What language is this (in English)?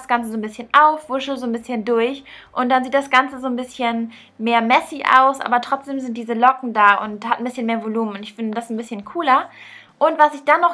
German